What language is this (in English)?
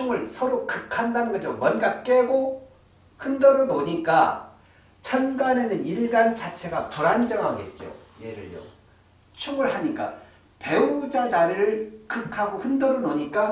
Korean